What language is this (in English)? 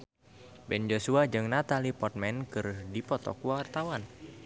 Sundanese